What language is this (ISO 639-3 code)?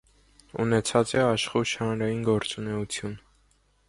hye